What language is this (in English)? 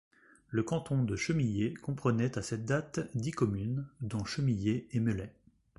French